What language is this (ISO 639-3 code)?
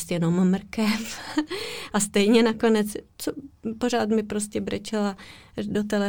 ces